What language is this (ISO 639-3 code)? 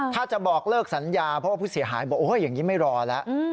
tha